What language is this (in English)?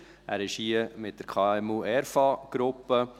Swiss German